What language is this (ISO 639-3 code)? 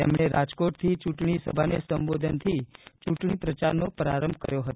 guj